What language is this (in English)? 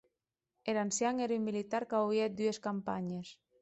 Occitan